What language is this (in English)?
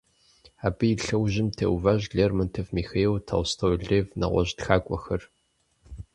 Kabardian